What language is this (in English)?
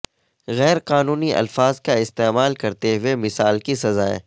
Urdu